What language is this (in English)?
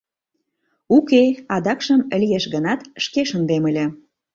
Mari